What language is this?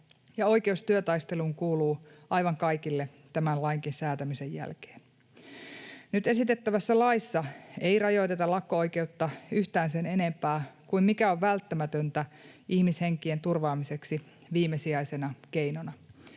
Finnish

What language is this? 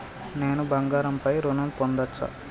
Telugu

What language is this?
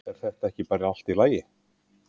Icelandic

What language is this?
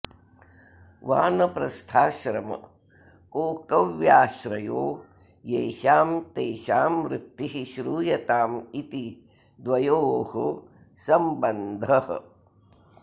Sanskrit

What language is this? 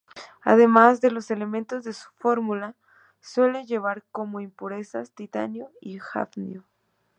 Spanish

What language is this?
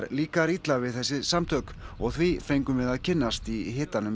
Icelandic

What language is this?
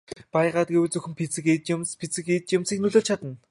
Mongolian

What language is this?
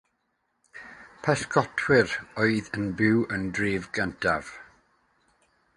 Welsh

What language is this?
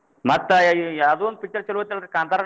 Kannada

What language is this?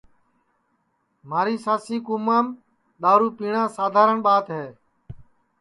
Sansi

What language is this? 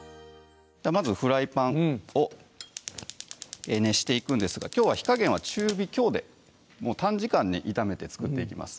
Japanese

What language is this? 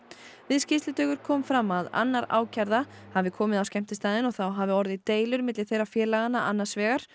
Icelandic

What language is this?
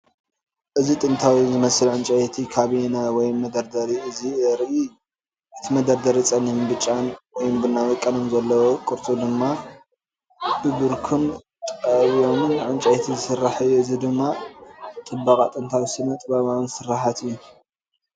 Tigrinya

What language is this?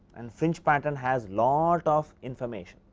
English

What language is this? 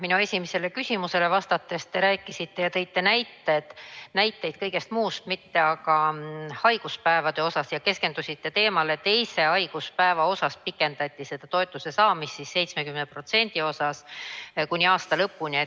Estonian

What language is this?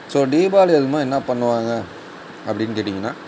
Tamil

